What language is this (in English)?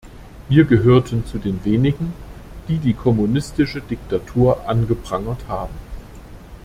German